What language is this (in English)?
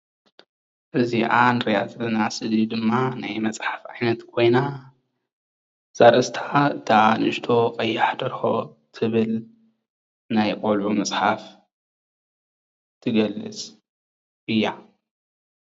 Tigrinya